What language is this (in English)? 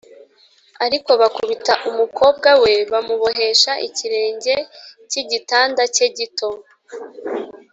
Kinyarwanda